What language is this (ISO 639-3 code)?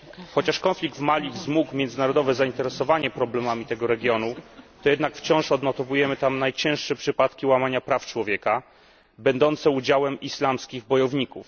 pol